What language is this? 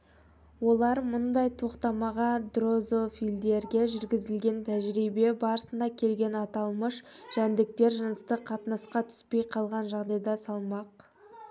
Kazakh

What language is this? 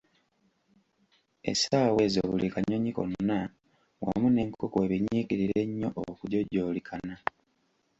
Ganda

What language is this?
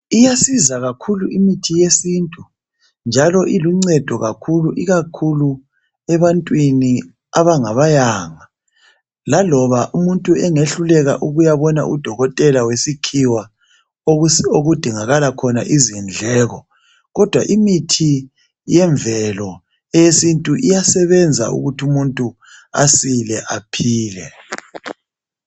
North Ndebele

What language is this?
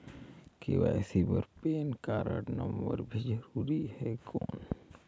Chhattisgarhi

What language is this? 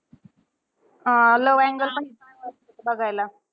Marathi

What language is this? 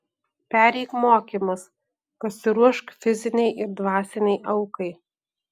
Lithuanian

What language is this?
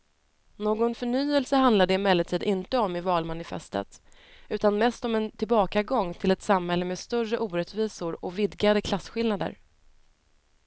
Swedish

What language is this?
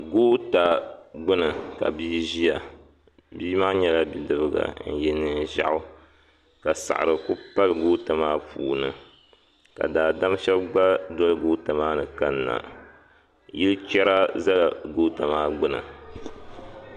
Dagbani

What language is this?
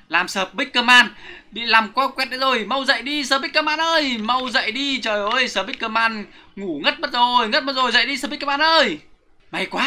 Vietnamese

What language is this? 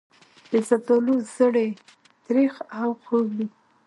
Pashto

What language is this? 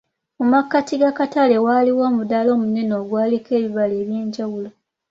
Ganda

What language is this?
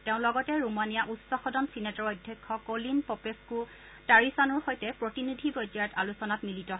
Assamese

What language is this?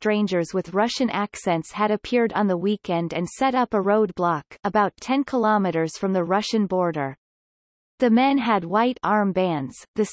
English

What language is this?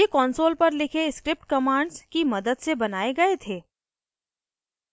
Hindi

